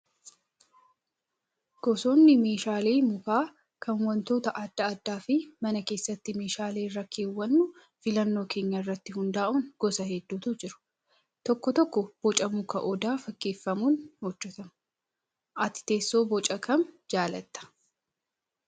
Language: Oromo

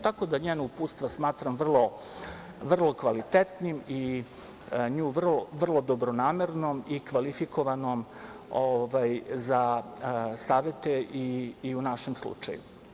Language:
Serbian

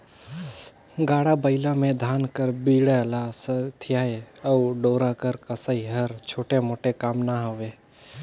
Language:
Chhattisgarhi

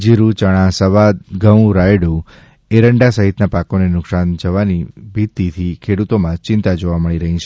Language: Gujarati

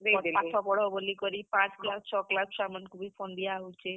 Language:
Odia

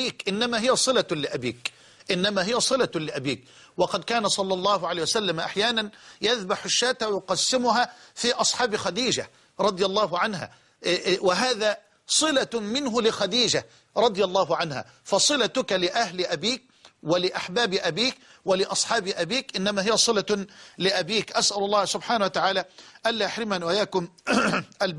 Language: Arabic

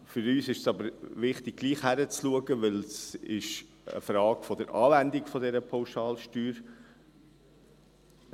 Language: Swiss German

